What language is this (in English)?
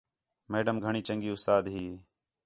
Khetrani